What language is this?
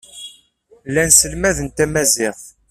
Kabyle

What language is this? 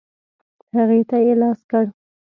Pashto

